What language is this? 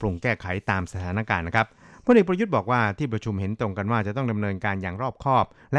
Thai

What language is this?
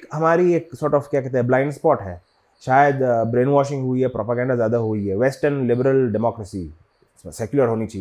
Hindi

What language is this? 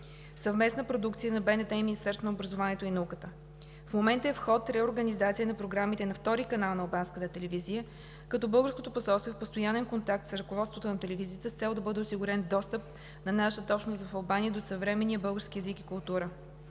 Bulgarian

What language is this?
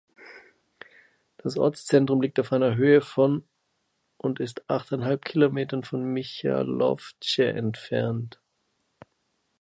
German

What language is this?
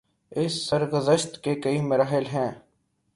Urdu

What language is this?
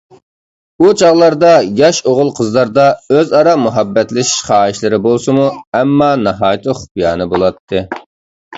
Uyghur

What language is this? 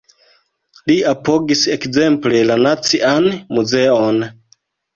Esperanto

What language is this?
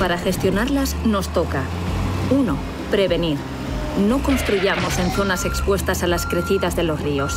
Spanish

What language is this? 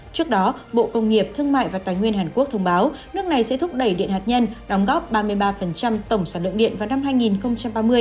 Vietnamese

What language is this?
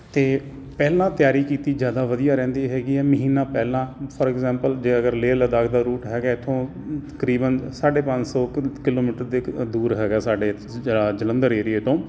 Punjabi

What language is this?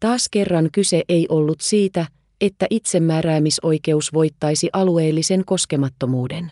Finnish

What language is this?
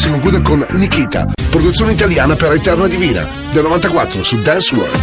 Italian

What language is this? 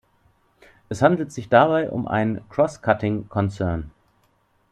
German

